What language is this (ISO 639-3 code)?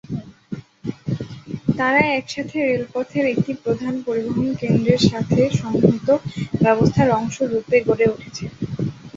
ben